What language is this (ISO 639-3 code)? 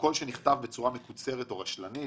heb